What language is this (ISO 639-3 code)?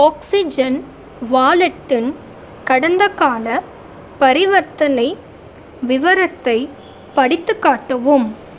tam